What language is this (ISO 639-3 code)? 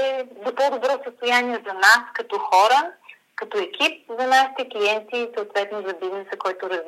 bul